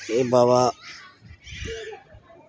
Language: Dogri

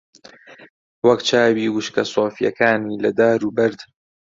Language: Central Kurdish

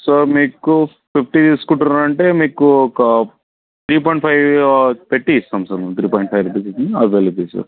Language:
Telugu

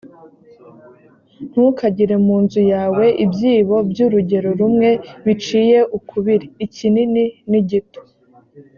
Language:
Kinyarwanda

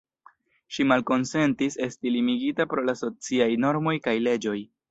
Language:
Esperanto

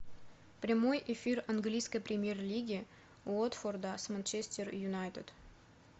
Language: Russian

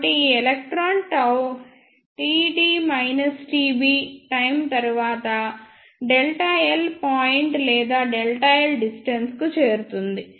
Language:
Telugu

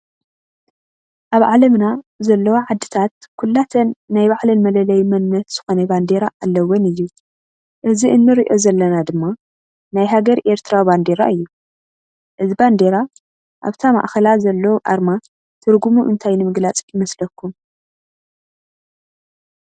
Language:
Tigrinya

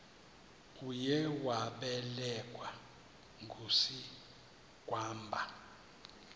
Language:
Xhosa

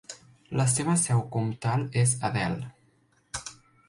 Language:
Catalan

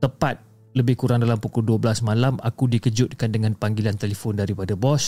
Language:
Malay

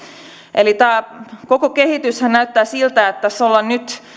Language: Finnish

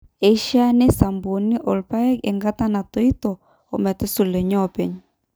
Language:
Masai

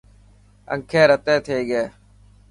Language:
Dhatki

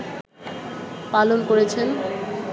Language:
Bangla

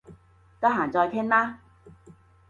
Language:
Cantonese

